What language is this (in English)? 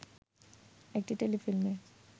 Bangla